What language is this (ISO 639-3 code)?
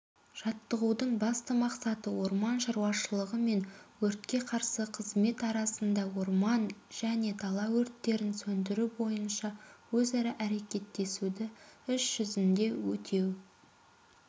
kaz